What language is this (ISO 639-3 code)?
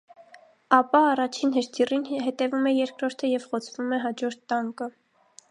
hye